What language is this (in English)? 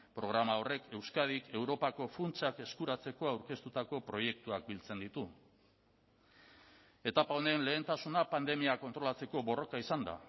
Basque